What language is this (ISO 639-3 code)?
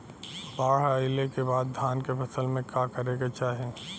bho